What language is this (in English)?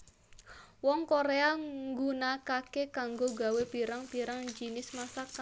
Javanese